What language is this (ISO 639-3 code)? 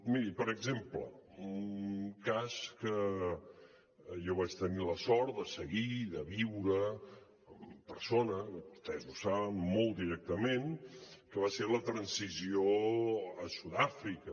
cat